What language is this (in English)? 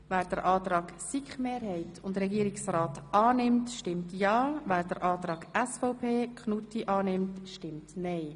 Swiss German